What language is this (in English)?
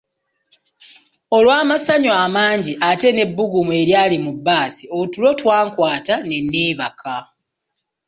Ganda